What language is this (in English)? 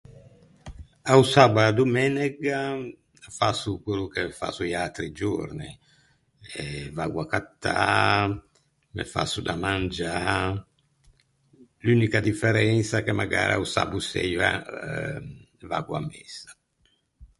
Ligurian